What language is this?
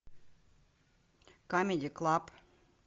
Russian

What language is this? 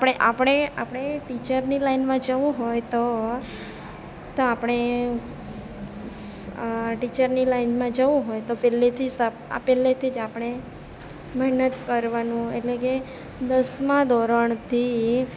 Gujarati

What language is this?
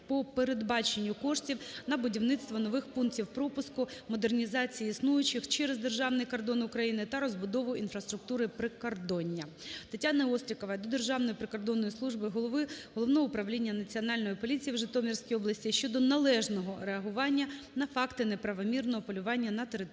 Ukrainian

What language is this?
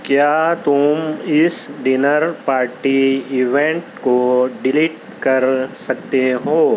Urdu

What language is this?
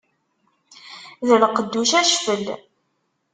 Kabyle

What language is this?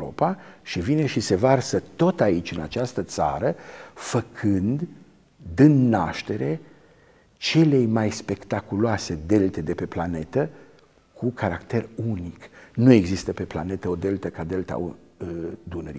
Romanian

